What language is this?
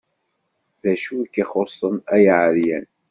Kabyle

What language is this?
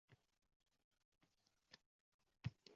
Uzbek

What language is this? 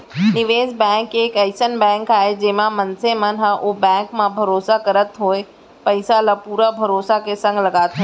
Chhattisgarhi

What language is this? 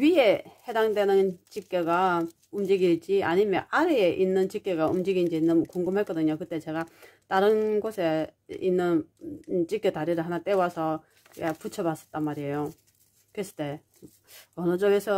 Korean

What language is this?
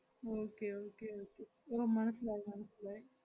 Malayalam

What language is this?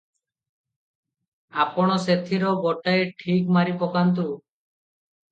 Odia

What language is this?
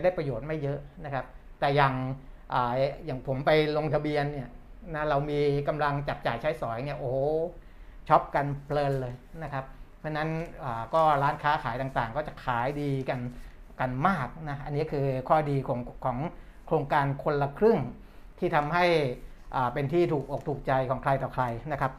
Thai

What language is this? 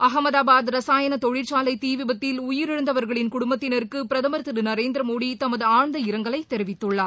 Tamil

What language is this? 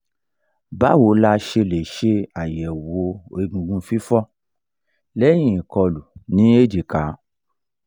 Yoruba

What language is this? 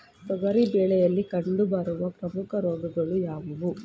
Kannada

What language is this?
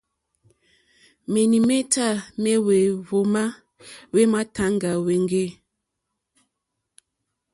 Mokpwe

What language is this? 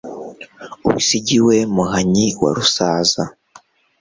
Kinyarwanda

